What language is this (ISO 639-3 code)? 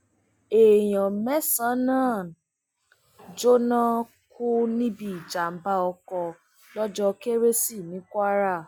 yor